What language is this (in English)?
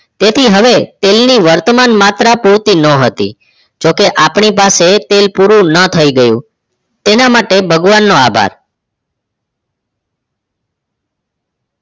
Gujarati